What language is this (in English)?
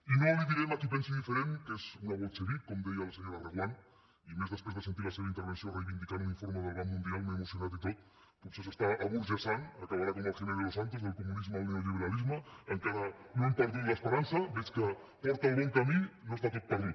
Catalan